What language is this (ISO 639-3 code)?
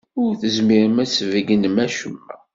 kab